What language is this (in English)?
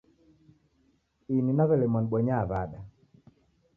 Taita